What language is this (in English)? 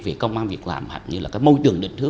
Vietnamese